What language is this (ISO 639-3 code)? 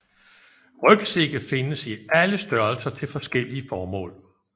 dan